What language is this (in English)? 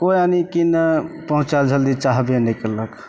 Maithili